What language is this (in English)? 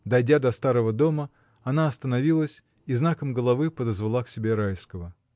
Russian